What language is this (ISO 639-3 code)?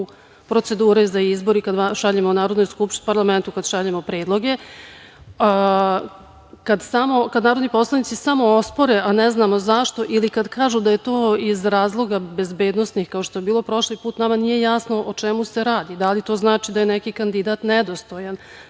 srp